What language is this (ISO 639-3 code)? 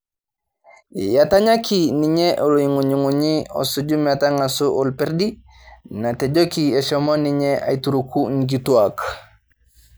mas